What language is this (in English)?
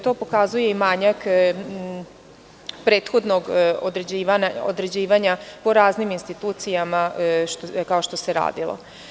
Serbian